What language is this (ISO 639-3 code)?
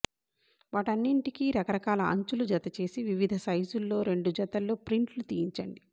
tel